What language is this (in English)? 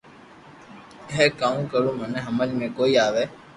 Loarki